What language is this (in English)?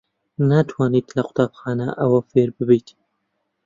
Central Kurdish